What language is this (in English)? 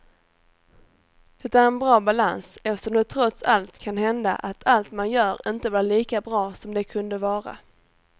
Swedish